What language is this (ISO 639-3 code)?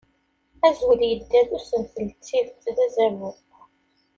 kab